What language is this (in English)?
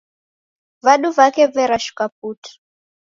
Taita